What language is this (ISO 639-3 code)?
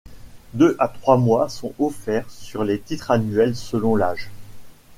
fra